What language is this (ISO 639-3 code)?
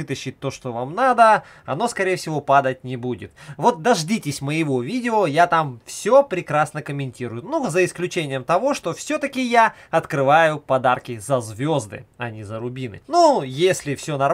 rus